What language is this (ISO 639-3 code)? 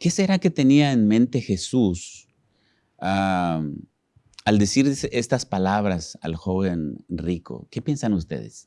spa